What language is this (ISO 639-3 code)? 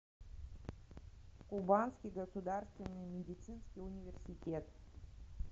rus